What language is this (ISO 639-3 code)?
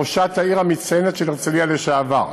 heb